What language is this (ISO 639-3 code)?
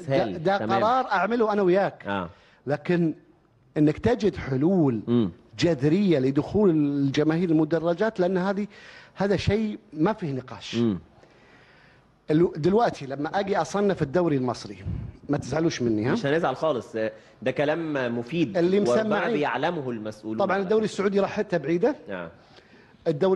ara